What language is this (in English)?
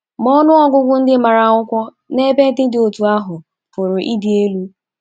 Igbo